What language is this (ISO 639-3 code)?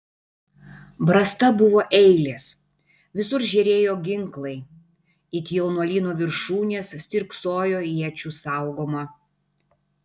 lit